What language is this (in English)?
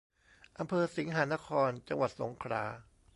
Thai